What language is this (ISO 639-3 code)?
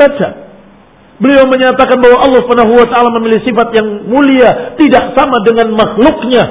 ind